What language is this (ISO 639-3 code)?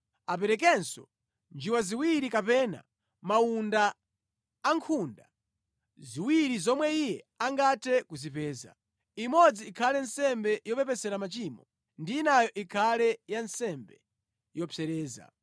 nya